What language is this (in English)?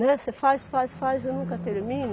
Portuguese